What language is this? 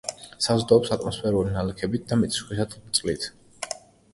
Georgian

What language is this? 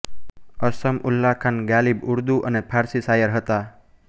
Gujarati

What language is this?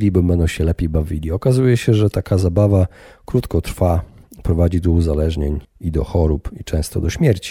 Polish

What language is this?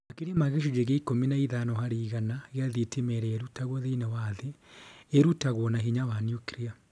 Kikuyu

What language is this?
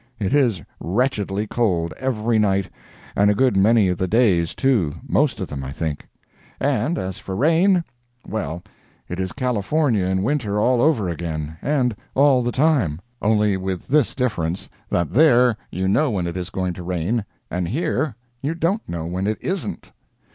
English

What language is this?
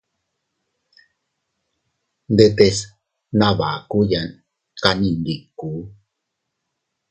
Teutila Cuicatec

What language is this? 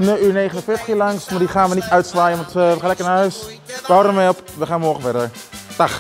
Dutch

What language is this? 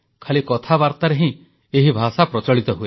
Odia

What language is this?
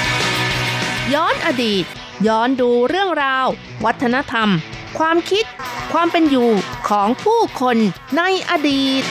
Thai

